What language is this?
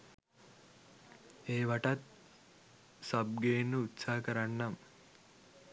Sinhala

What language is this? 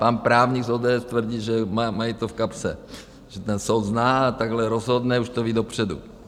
Czech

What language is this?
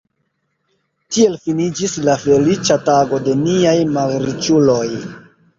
Esperanto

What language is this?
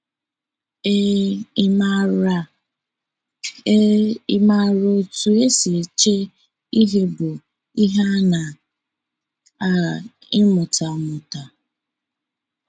Igbo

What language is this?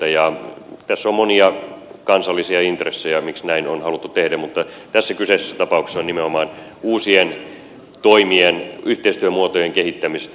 Finnish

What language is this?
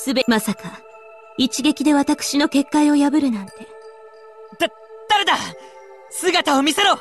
Japanese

